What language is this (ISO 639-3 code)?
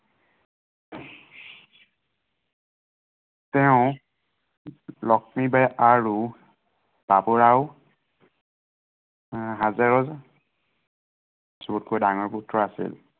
asm